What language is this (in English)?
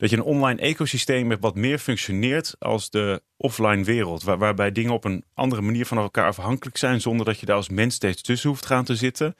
Dutch